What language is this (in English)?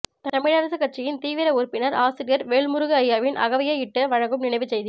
Tamil